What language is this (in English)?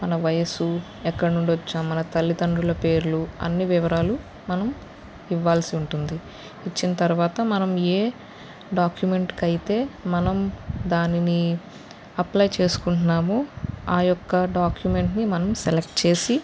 Telugu